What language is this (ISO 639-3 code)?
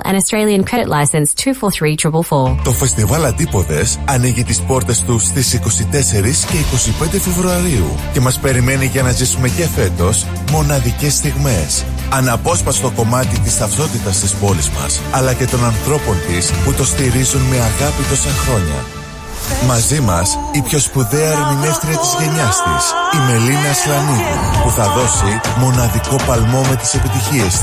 ell